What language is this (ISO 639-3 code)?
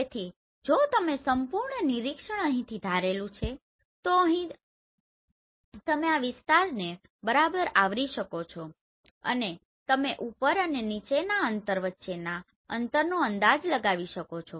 guj